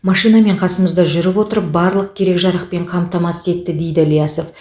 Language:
Kazakh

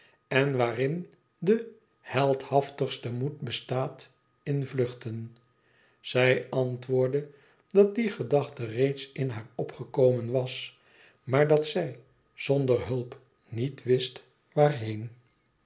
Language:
Dutch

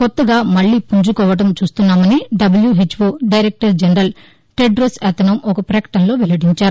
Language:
Telugu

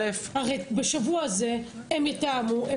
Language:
Hebrew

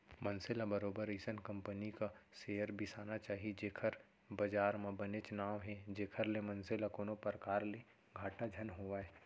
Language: Chhattisgarhi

